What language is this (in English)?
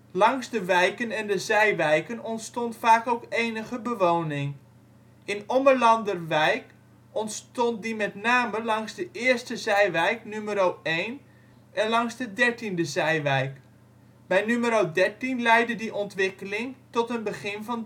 Dutch